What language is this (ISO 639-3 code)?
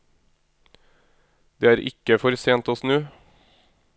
nor